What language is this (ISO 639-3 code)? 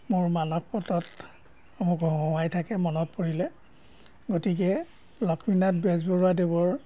asm